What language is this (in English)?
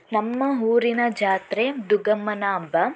Kannada